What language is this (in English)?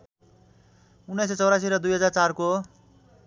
Nepali